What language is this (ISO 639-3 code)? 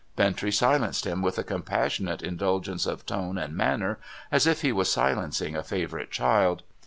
eng